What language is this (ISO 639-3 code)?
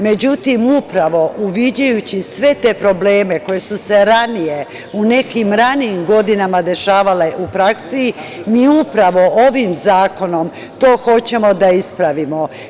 srp